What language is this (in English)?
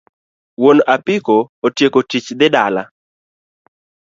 Luo (Kenya and Tanzania)